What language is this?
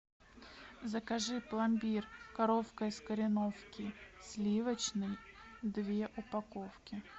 Russian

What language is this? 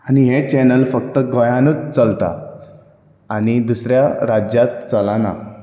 Konkani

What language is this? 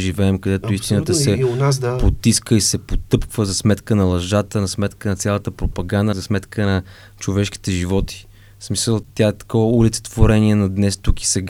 Bulgarian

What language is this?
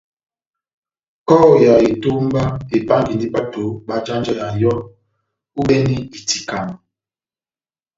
Batanga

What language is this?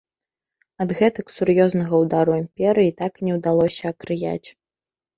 Belarusian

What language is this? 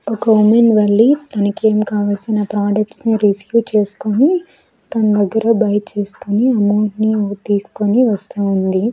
Telugu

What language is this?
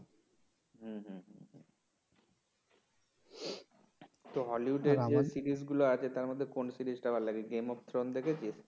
Bangla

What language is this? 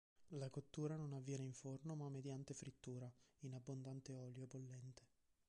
Italian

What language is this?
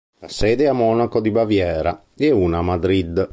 Italian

